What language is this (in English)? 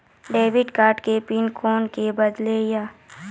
Maithili